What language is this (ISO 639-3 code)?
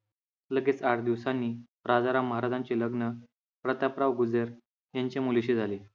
mar